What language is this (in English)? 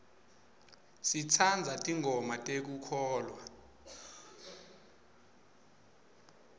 Swati